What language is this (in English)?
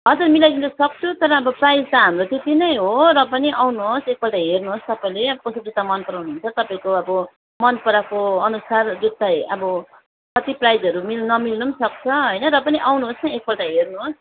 Nepali